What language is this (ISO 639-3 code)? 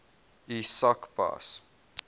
afr